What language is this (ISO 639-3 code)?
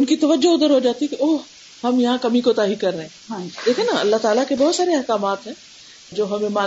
urd